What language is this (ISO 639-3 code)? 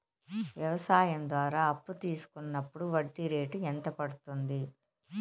tel